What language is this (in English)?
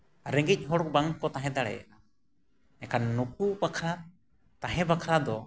Santali